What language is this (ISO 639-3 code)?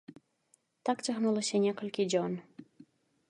bel